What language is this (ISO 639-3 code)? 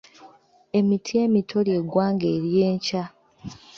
lug